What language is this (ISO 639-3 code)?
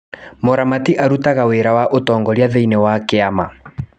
kik